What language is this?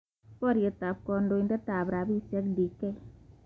Kalenjin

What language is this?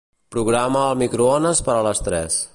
Catalan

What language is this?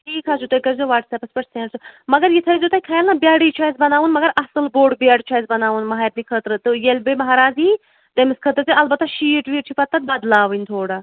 Kashmiri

